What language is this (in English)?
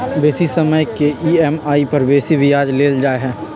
Magahi